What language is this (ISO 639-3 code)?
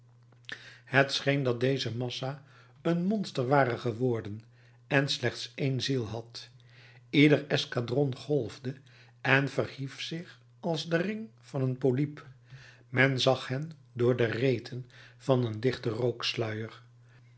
nld